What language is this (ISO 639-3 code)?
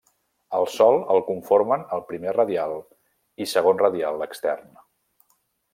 cat